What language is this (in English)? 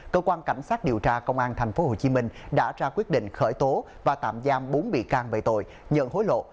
Vietnamese